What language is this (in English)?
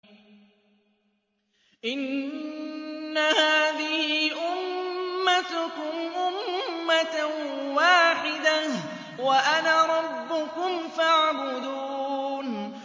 Arabic